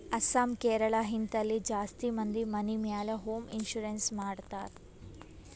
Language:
Kannada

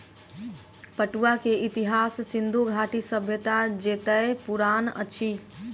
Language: Maithili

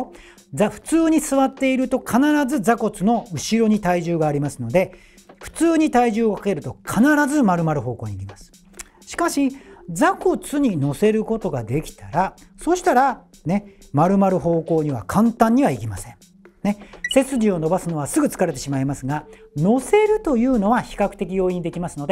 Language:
Japanese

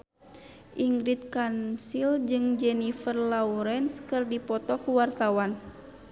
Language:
Sundanese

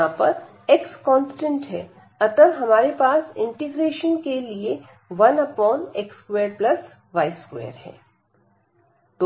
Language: Hindi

